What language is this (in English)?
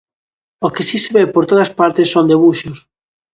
Galician